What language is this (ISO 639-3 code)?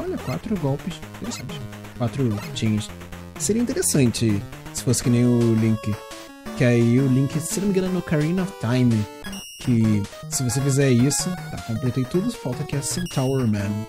por